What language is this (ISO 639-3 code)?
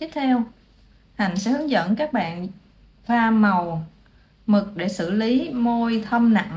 vie